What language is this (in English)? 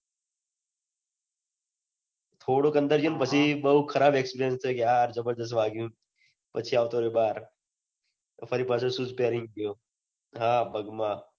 Gujarati